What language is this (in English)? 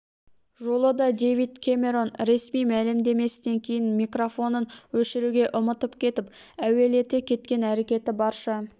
Kazakh